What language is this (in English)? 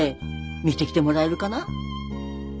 Japanese